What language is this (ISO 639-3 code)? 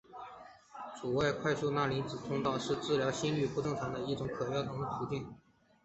zho